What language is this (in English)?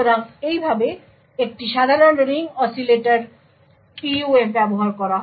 Bangla